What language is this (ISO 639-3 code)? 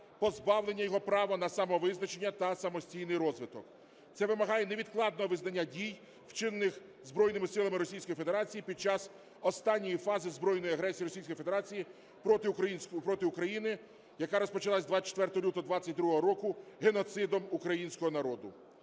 ukr